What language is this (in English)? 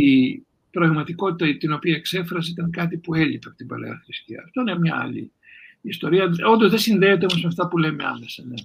Greek